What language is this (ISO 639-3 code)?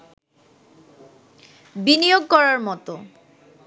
ben